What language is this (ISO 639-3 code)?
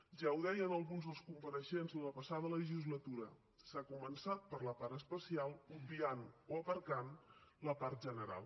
cat